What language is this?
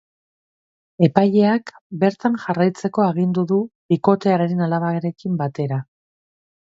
Basque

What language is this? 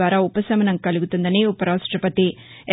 Telugu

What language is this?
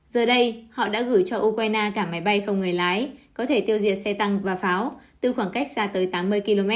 Vietnamese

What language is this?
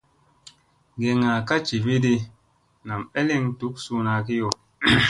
Musey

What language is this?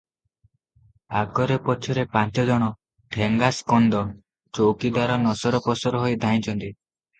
Odia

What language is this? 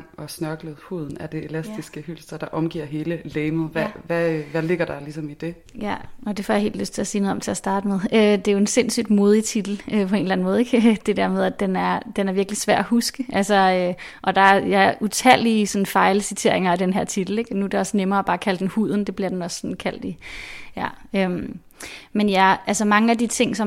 Danish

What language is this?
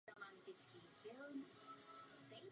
Czech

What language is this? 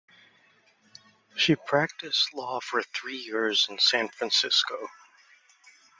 English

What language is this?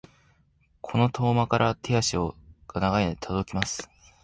Japanese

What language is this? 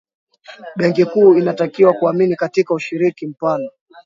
Swahili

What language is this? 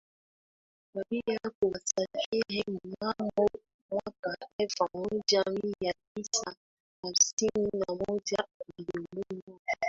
Swahili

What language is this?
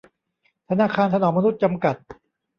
Thai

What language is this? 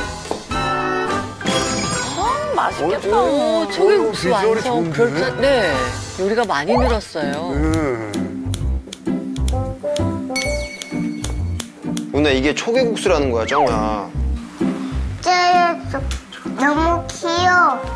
Korean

